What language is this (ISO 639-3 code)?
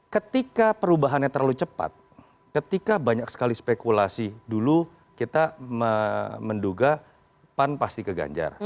ind